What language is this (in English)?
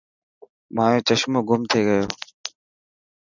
Dhatki